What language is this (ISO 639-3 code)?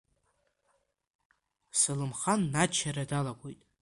abk